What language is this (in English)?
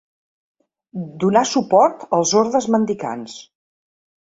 Catalan